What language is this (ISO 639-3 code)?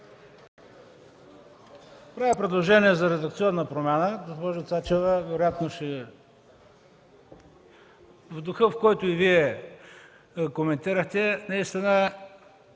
bul